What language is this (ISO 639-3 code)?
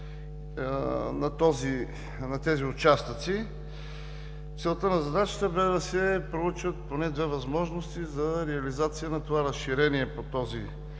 bul